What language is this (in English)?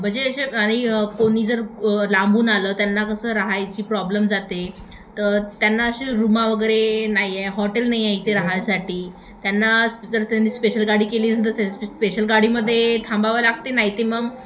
Marathi